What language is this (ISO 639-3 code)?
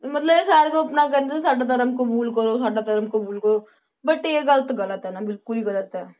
pan